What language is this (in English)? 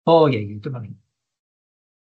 Welsh